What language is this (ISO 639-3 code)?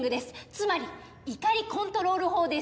jpn